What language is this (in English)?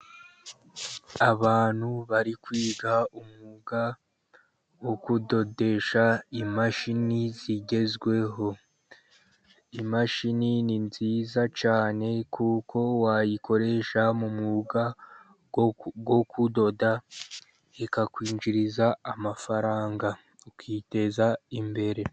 Kinyarwanda